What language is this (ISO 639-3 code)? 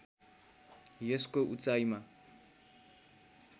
nep